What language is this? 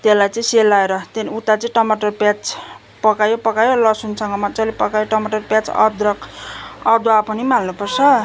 Nepali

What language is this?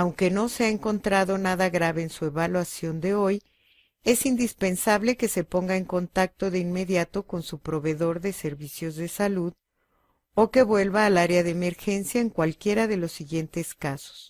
Spanish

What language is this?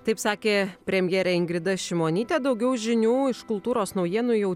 Lithuanian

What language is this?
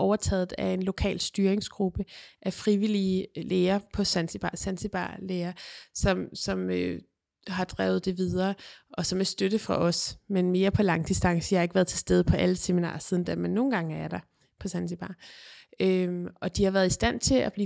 Danish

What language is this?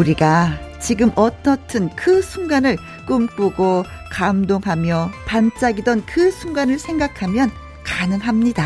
Korean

